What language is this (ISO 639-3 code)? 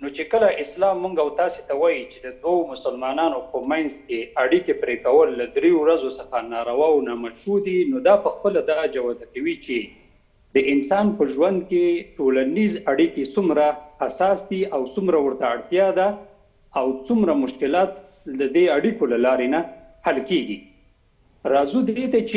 fas